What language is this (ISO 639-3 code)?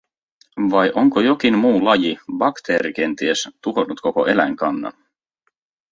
fin